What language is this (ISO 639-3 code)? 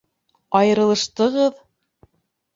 bak